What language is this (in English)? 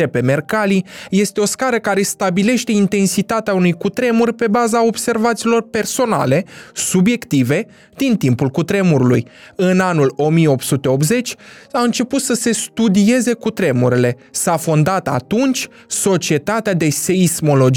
Romanian